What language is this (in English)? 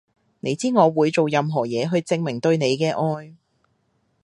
Cantonese